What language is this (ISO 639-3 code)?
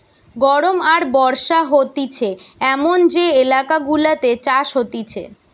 ben